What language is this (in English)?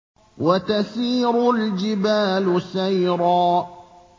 Arabic